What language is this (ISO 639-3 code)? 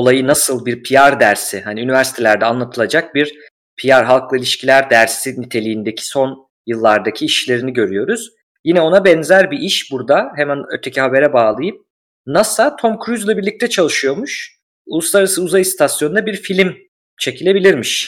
tur